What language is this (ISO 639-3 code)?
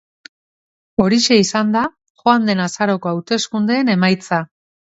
eus